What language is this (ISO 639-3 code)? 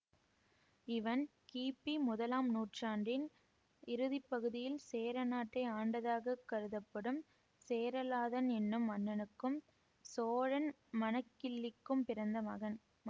tam